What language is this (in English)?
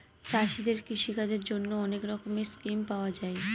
Bangla